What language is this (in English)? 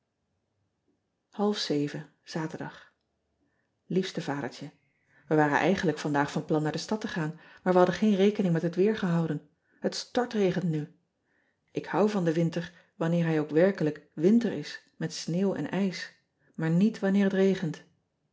Dutch